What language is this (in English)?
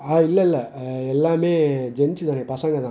Tamil